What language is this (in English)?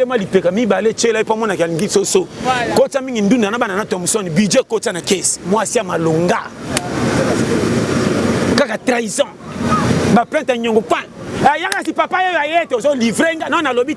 French